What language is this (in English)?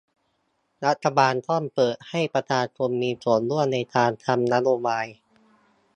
Thai